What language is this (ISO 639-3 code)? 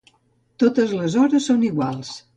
cat